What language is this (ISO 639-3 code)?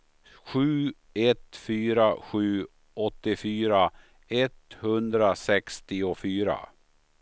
swe